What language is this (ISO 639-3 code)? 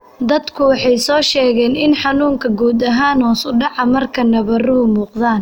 som